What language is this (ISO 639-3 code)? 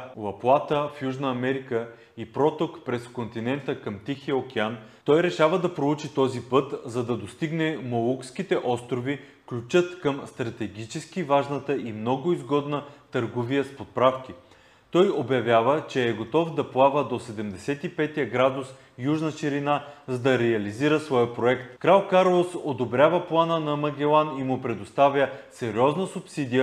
bul